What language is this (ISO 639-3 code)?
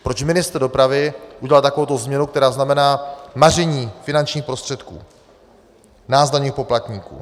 ces